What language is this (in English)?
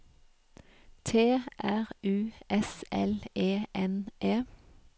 Norwegian